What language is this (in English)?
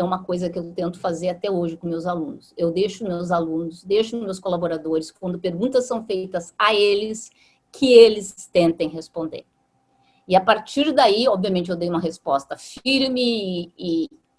Portuguese